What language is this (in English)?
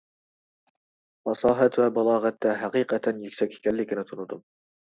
Uyghur